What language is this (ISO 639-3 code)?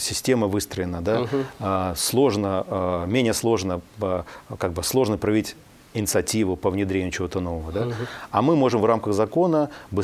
rus